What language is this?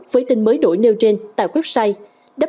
Vietnamese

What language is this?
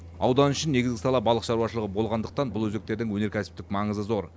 Kazakh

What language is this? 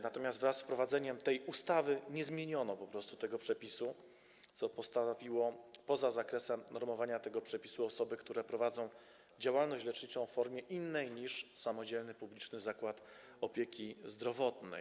Polish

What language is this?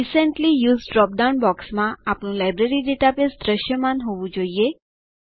Gujarati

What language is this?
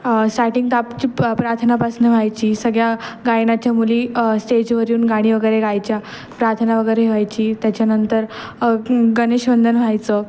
Marathi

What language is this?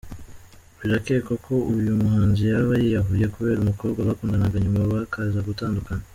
Kinyarwanda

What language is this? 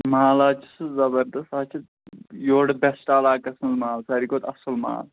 Kashmiri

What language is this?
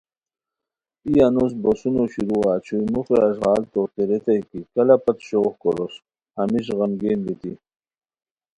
Khowar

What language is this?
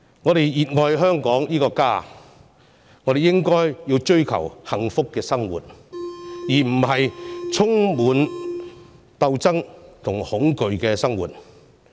Cantonese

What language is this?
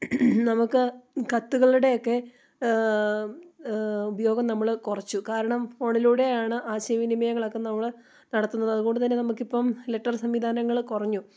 Malayalam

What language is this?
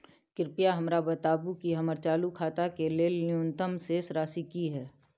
Maithili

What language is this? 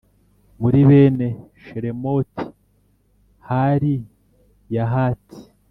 Kinyarwanda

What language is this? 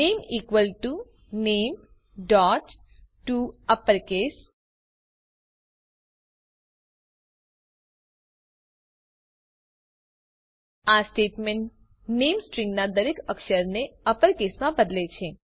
Gujarati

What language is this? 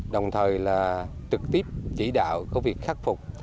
Vietnamese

